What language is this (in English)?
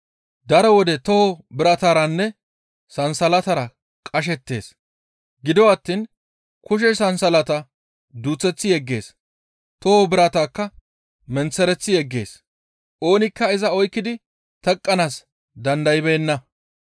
Gamo